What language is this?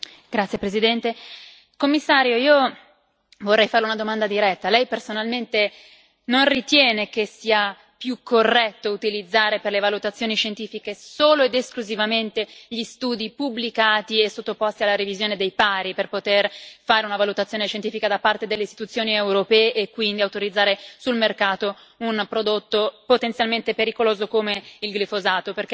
Italian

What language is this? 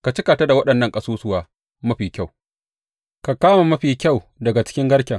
Hausa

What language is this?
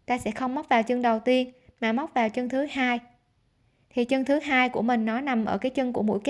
Vietnamese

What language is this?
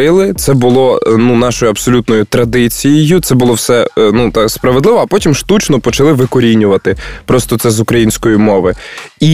Ukrainian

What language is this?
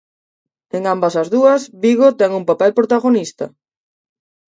Galician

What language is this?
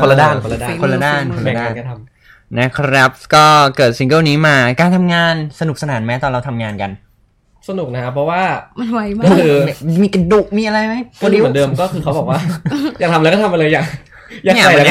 Thai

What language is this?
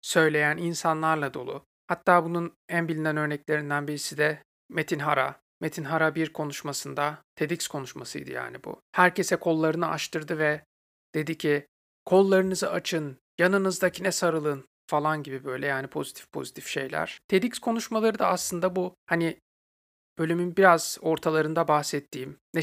Turkish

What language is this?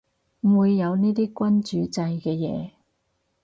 Cantonese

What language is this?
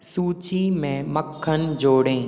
Hindi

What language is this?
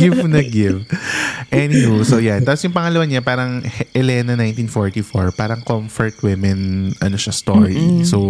Filipino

